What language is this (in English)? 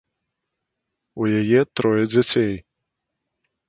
Belarusian